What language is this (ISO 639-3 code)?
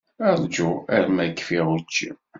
kab